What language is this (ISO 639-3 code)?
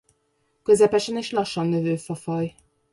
hun